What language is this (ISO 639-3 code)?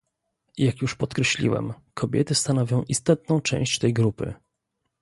pol